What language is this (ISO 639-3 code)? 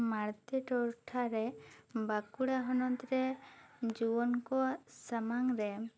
sat